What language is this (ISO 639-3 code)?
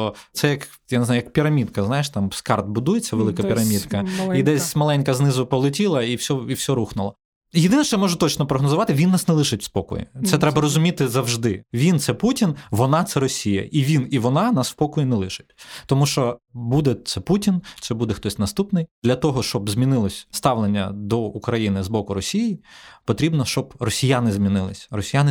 ukr